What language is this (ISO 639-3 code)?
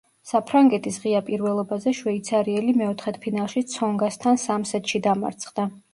kat